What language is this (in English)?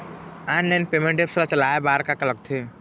Chhattisgarhi